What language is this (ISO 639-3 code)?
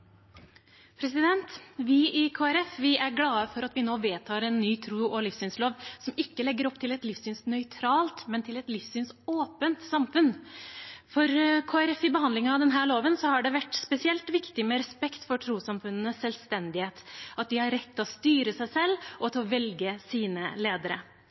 nob